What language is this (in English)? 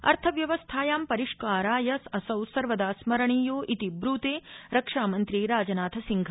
Sanskrit